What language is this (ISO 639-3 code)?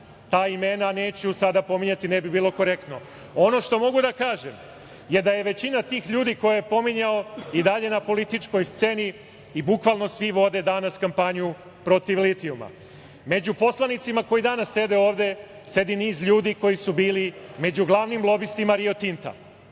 srp